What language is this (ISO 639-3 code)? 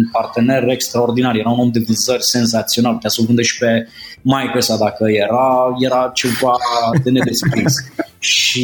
ron